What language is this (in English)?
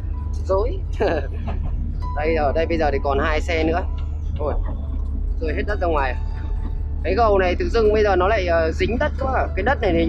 Vietnamese